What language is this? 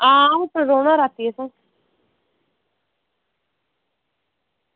Dogri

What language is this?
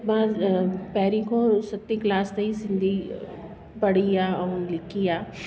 Sindhi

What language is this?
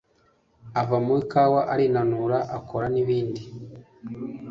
Kinyarwanda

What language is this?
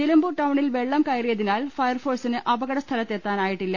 Malayalam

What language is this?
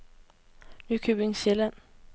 Danish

